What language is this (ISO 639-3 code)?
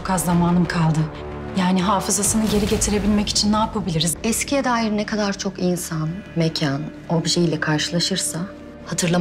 tur